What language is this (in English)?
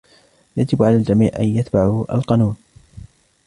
Arabic